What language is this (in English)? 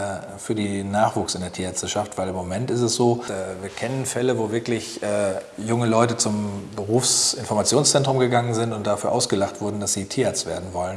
German